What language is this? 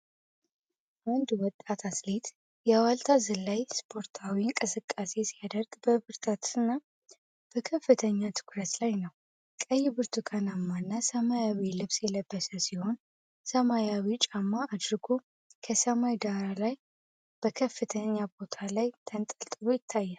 Amharic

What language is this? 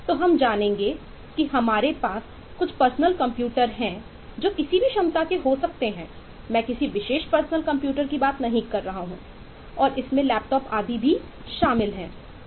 Hindi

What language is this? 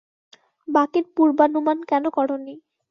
Bangla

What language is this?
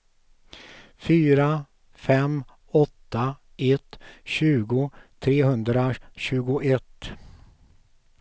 Swedish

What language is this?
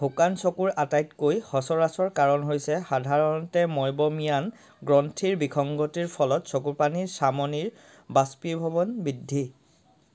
Assamese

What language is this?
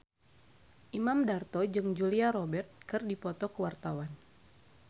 Sundanese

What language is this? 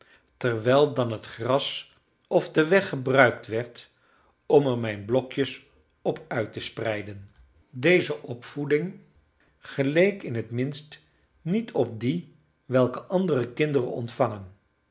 Dutch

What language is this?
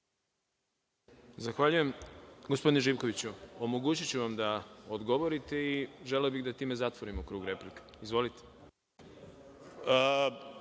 Serbian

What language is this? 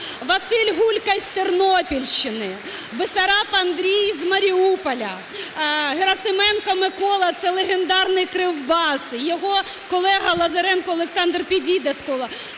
Ukrainian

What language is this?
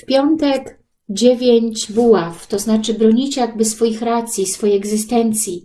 Polish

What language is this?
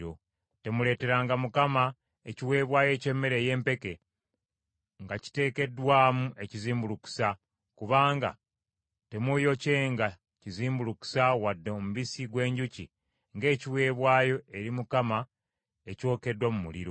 Ganda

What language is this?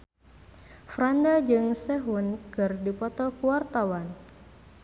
Sundanese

